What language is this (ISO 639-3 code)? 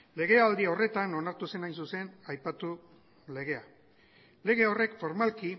eus